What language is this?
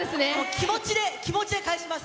Japanese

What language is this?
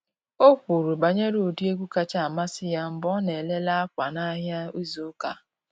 Igbo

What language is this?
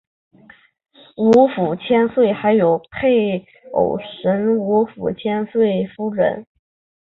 Chinese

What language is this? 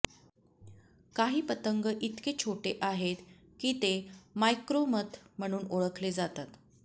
Marathi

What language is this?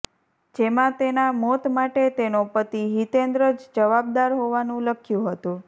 Gujarati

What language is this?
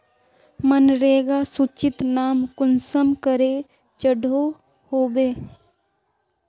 Magahi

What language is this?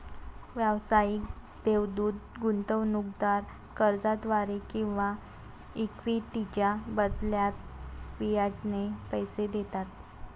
Marathi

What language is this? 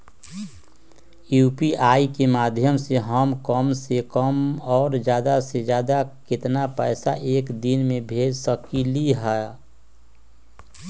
Magahi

